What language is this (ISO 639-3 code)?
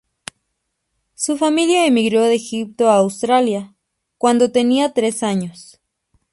spa